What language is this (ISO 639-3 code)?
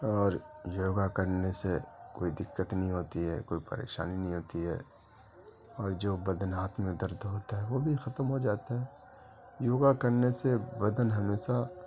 urd